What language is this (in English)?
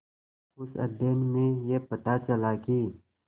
Hindi